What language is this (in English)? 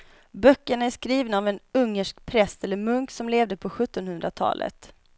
Swedish